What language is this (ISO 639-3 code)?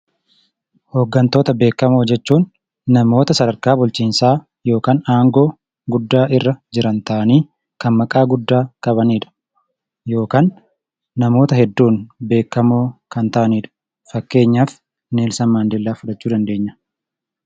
orm